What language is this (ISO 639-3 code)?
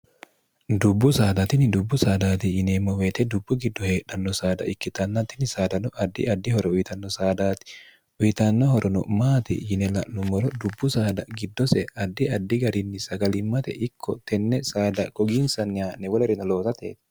sid